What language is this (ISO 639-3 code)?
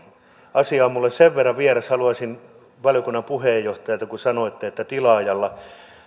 fin